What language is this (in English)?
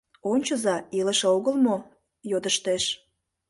Mari